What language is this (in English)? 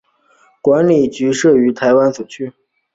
Chinese